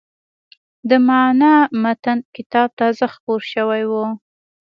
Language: Pashto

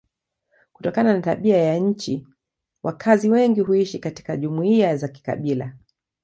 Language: Swahili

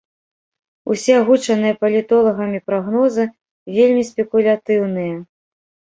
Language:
Belarusian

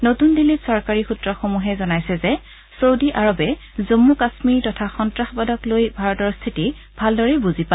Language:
Assamese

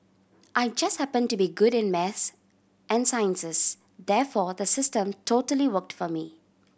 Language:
English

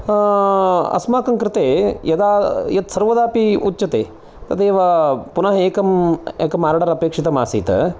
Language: Sanskrit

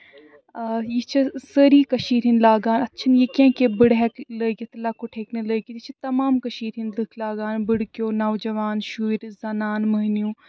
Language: Kashmiri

